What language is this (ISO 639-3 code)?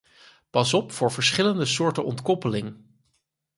nld